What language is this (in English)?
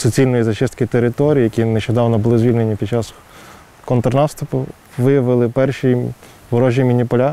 Ukrainian